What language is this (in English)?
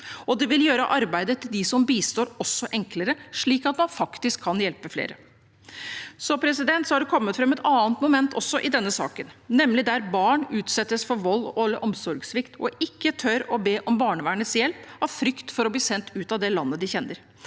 Norwegian